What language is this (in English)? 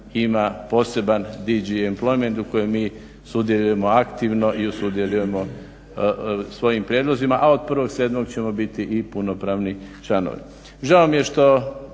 Croatian